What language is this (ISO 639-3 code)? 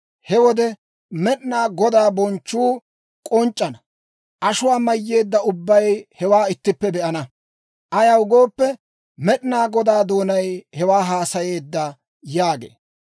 dwr